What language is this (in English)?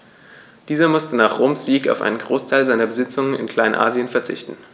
German